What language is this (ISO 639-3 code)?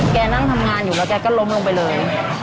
tha